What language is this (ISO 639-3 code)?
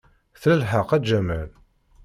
kab